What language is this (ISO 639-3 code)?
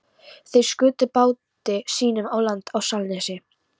isl